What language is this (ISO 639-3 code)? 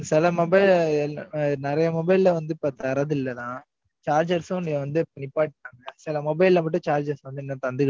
tam